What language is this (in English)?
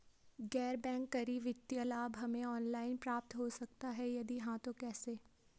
Hindi